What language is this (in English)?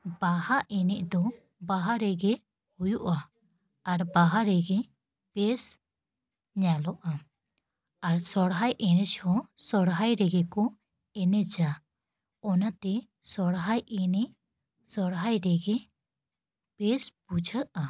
Santali